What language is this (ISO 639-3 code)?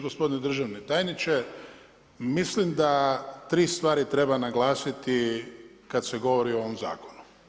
hrv